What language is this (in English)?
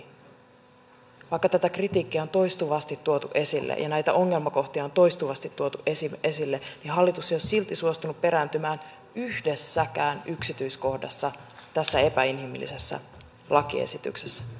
Finnish